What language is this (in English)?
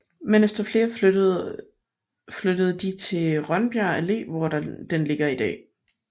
Danish